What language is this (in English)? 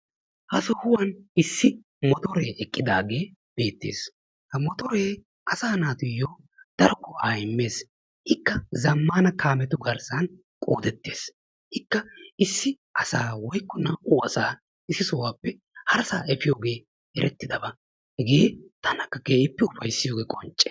Wolaytta